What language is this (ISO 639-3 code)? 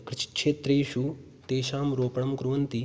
san